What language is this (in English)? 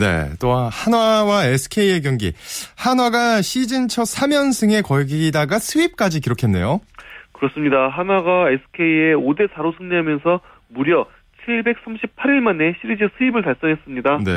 Korean